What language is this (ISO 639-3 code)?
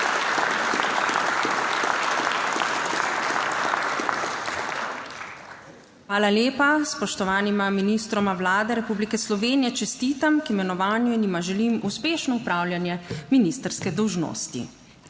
slv